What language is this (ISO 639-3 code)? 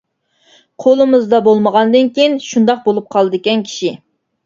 uig